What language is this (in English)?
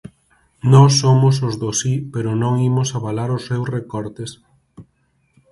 Galician